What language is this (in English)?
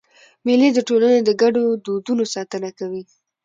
Pashto